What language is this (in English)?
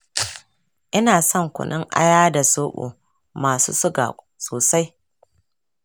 Hausa